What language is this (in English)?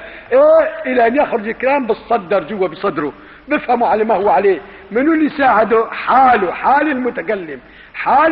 Arabic